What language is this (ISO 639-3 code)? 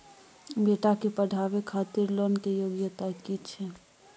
mai